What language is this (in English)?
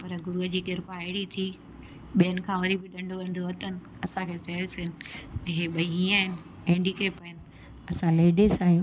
Sindhi